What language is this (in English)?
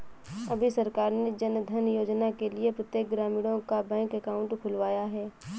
Hindi